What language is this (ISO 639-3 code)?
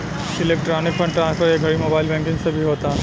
bho